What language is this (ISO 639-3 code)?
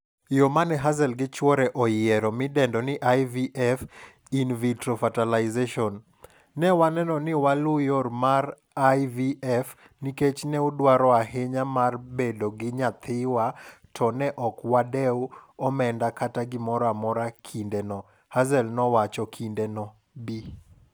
luo